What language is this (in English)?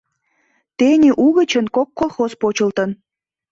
Mari